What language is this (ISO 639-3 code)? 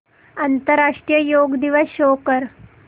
mar